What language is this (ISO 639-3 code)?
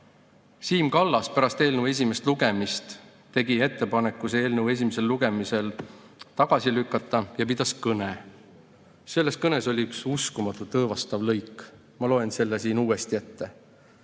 est